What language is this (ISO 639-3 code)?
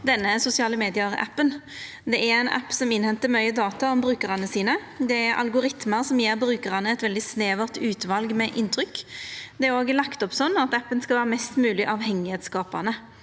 nor